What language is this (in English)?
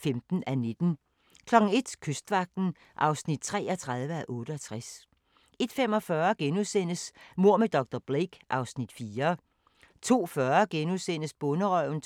Danish